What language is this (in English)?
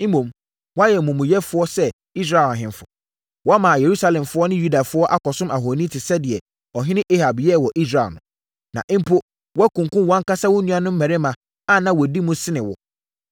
Akan